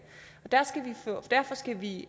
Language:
Danish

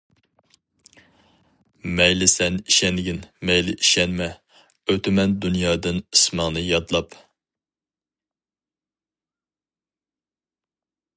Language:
Uyghur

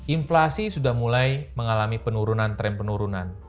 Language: Indonesian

